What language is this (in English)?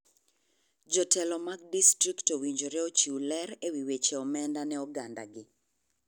Luo (Kenya and Tanzania)